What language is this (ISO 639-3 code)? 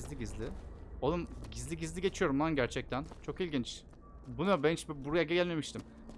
tur